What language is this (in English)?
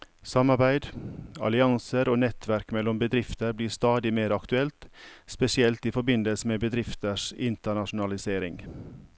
Norwegian